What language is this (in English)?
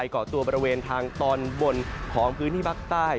Thai